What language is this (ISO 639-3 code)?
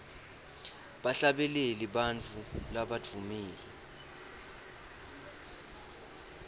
ssw